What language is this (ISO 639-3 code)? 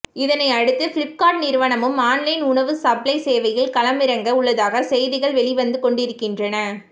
tam